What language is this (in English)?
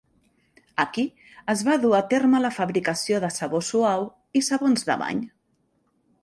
Catalan